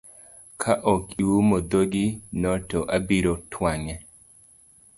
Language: Luo (Kenya and Tanzania)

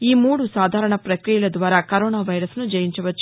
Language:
Telugu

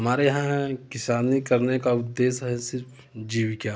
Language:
Hindi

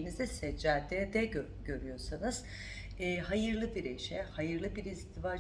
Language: Turkish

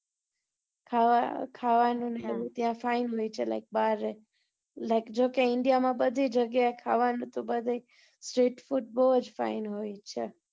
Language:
Gujarati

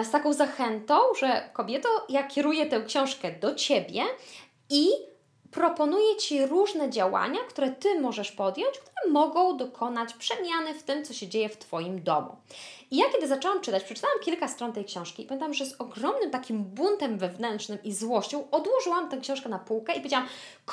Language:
Polish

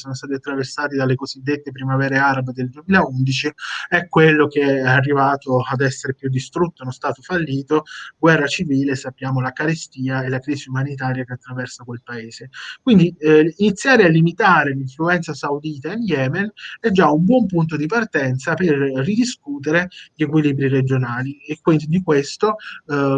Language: Italian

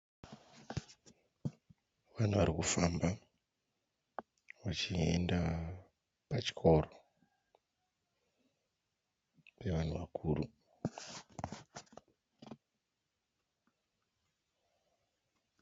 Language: Shona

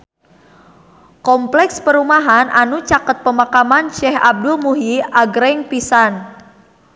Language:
Sundanese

